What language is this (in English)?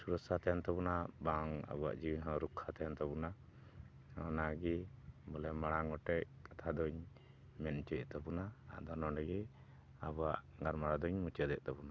Santali